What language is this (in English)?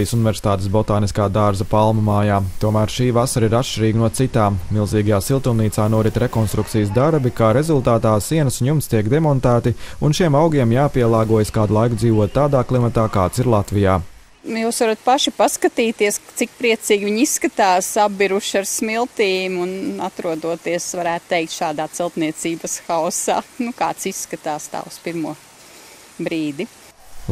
Latvian